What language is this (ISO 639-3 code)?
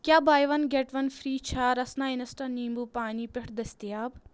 kas